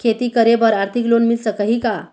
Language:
Chhattisgarhi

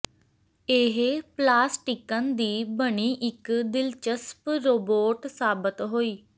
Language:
Punjabi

